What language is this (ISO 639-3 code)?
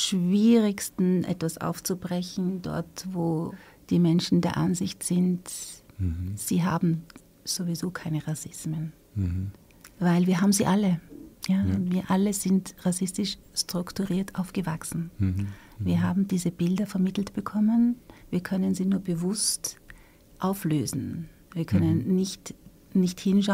deu